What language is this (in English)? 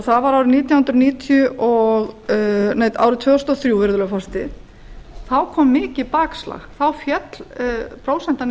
Icelandic